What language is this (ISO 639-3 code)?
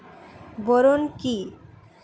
ben